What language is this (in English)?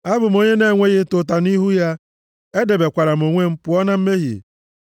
Igbo